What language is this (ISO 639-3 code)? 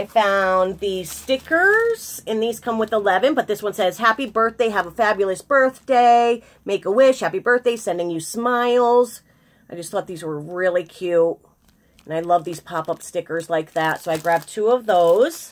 eng